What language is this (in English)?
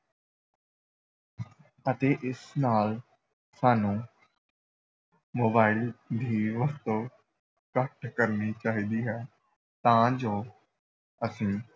Punjabi